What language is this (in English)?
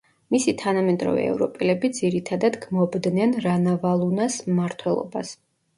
Georgian